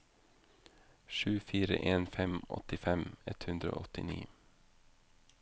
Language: Norwegian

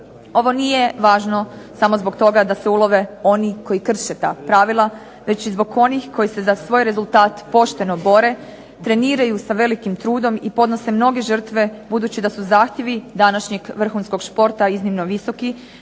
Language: Croatian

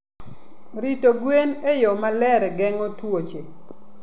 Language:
Luo (Kenya and Tanzania)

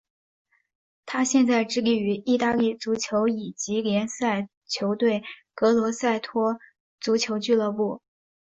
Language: Chinese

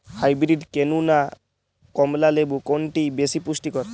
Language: Bangla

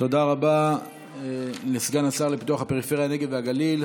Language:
Hebrew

